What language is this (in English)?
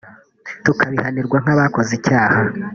Kinyarwanda